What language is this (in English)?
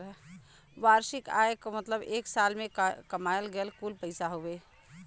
Bhojpuri